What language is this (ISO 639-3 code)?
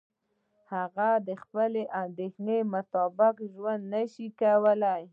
pus